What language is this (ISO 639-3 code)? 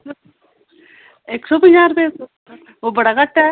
doi